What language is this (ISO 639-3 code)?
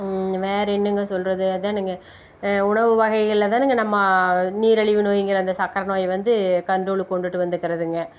tam